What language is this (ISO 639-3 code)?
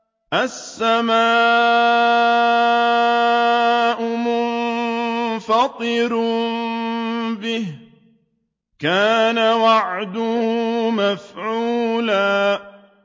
ara